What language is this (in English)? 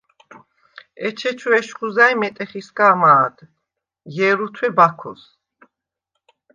Svan